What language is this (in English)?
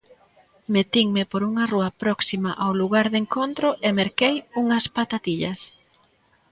Galician